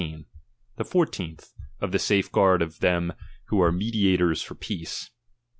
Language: English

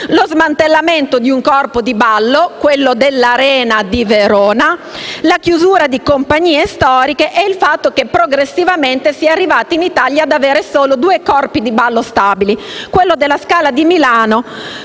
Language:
Italian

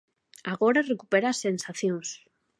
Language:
Galician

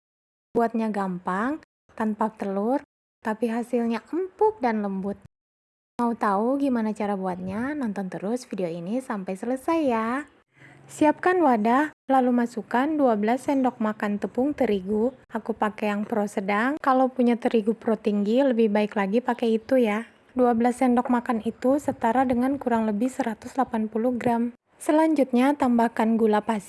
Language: Indonesian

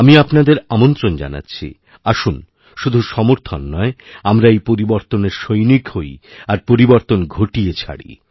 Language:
Bangla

